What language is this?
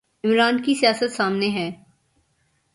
Urdu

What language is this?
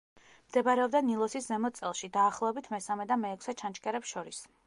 Georgian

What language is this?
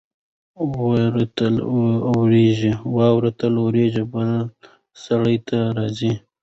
Pashto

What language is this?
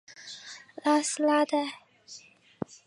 Chinese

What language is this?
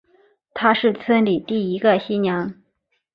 Chinese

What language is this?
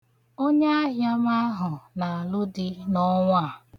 Igbo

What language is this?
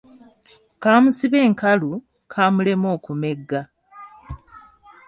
Ganda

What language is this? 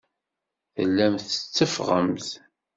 Kabyle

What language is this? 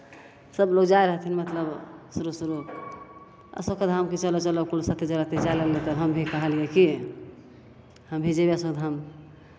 Maithili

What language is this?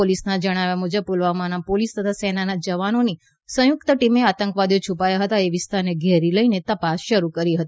Gujarati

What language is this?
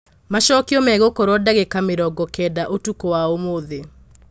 Kikuyu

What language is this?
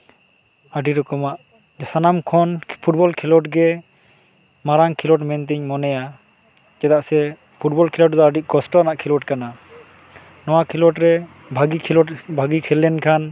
Santali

